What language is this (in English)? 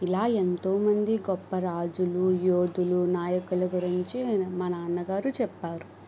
Telugu